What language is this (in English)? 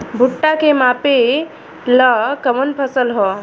Bhojpuri